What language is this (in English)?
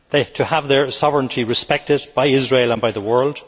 English